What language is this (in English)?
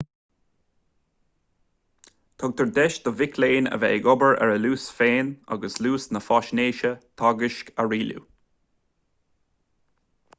Irish